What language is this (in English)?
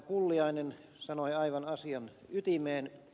Finnish